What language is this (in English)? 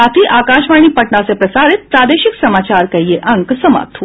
Hindi